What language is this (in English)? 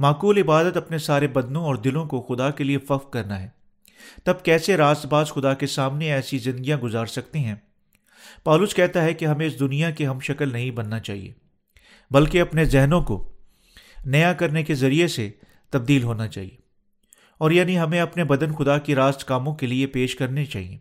Urdu